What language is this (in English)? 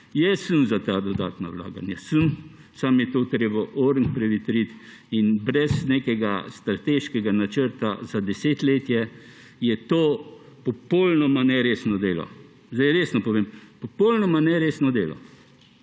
Slovenian